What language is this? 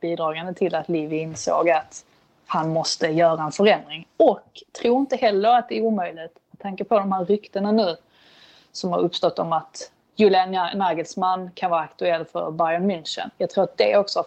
Swedish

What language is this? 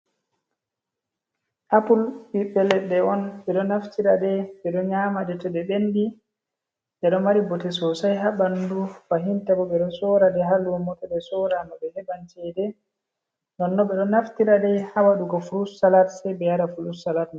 Fula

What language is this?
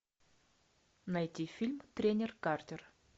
Russian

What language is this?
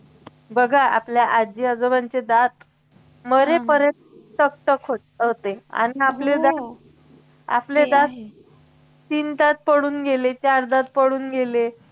Marathi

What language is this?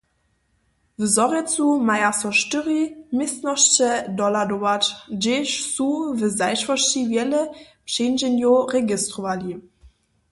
Upper Sorbian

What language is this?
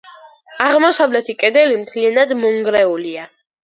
Georgian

